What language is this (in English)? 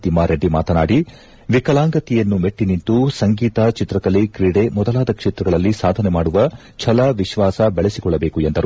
Kannada